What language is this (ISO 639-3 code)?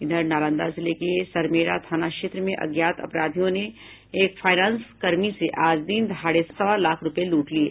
hin